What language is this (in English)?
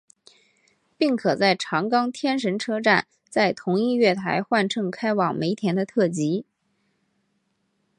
Chinese